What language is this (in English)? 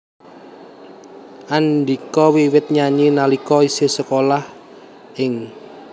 Javanese